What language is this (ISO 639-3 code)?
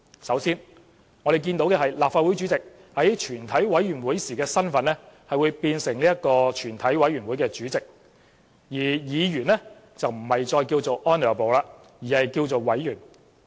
yue